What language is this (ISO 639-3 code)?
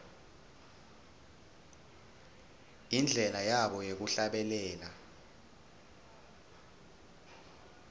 ssw